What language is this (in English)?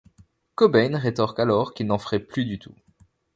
French